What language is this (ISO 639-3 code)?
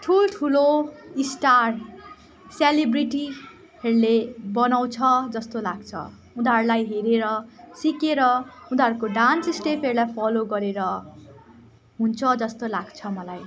nep